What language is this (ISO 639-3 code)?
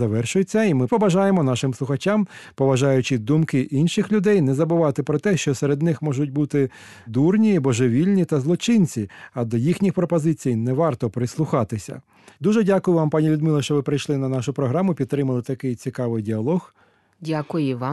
ukr